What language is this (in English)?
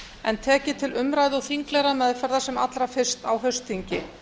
Icelandic